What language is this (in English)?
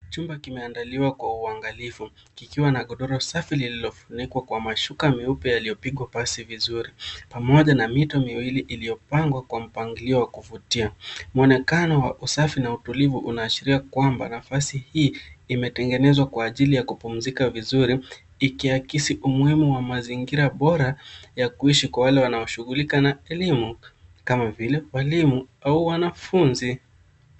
Swahili